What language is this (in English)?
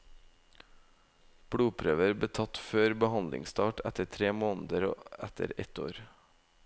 Norwegian